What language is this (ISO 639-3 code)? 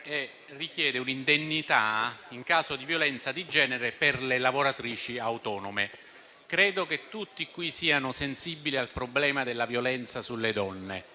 ita